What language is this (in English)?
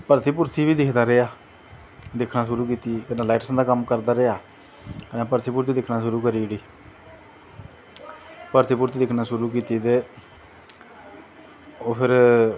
Dogri